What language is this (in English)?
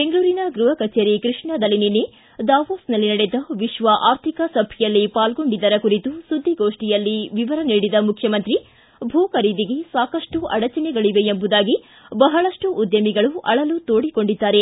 Kannada